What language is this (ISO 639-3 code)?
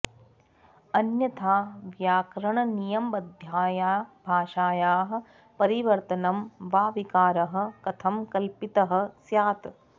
san